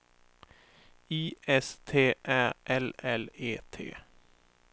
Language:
Swedish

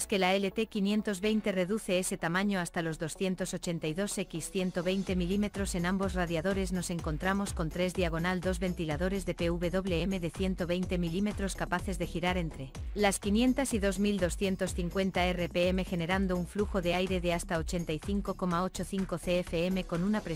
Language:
Spanish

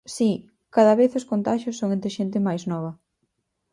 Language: Galician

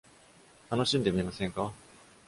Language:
Japanese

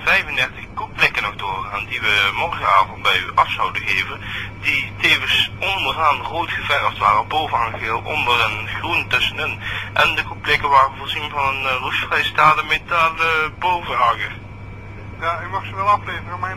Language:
Dutch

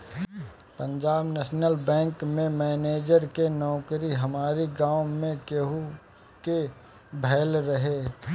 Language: Bhojpuri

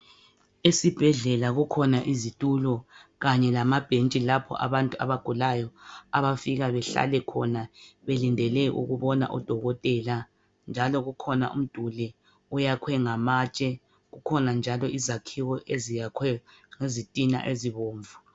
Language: North Ndebele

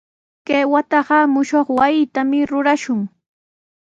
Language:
Sihuas Ancash Quechua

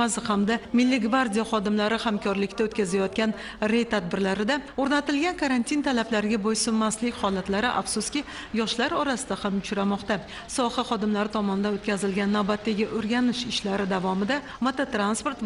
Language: Russian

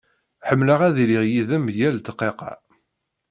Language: Kabyle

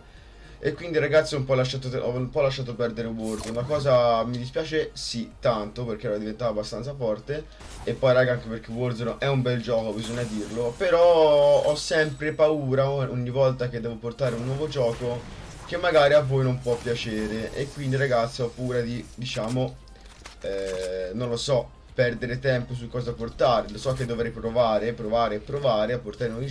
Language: Italian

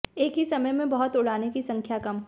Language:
Hindi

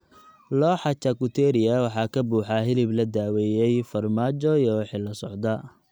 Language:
Somali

